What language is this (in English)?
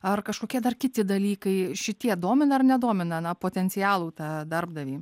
Lithuanian